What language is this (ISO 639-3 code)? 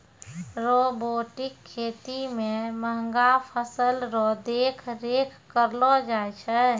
mai